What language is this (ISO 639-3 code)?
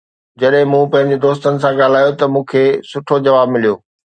snd